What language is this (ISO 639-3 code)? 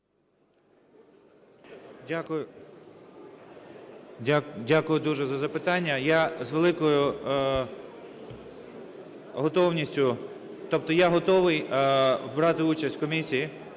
ukr